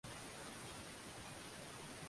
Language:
Swahili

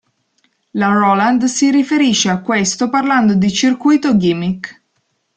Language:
Italian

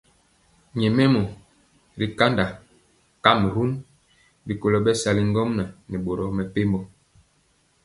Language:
Mpiemo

